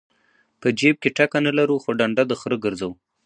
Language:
Pashto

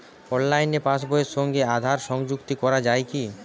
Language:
Bangla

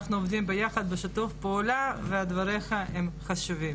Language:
Hebrew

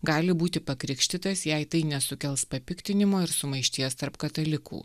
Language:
Lithuanian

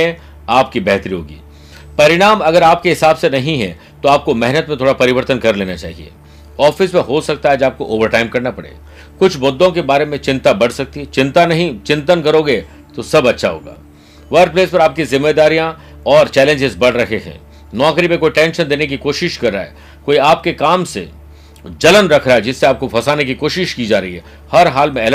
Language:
Hindi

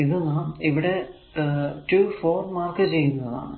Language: Malayalam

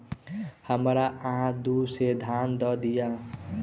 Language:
Maithili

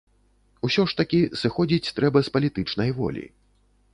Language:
Belarusian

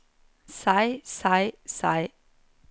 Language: Norwegian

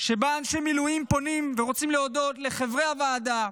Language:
Hebrew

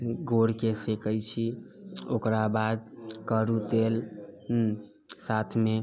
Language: Maithili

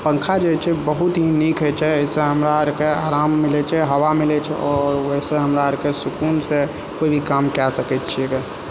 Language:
Maithili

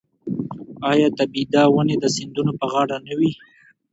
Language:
Pashto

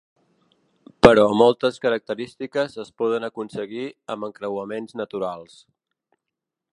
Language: Catalan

